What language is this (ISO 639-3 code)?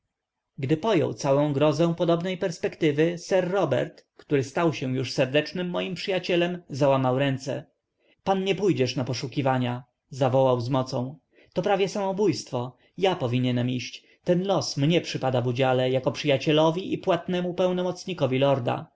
pol